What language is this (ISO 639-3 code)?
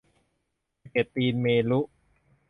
tha